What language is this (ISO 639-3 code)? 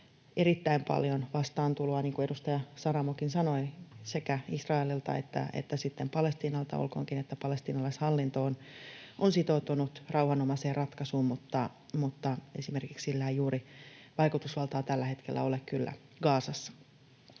fin